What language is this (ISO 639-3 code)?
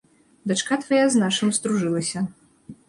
bel